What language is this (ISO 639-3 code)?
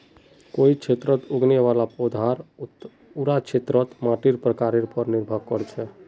mag